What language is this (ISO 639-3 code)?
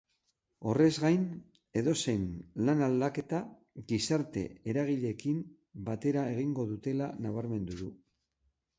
eus